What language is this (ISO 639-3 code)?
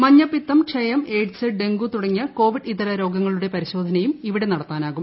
mal